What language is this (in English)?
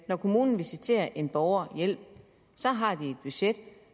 Danish